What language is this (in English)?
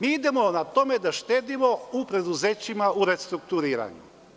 Serbian